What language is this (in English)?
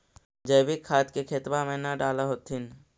Magahi